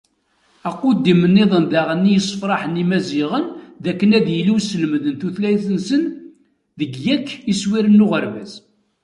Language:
Kabyle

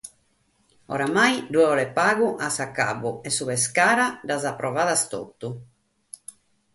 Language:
Sardinian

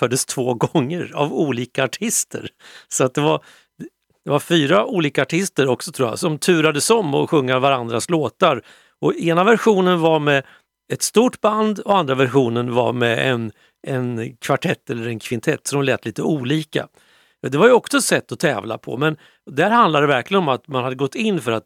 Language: Swedish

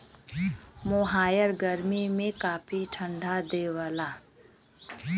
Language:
Bhojpuri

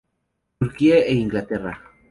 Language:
Spanish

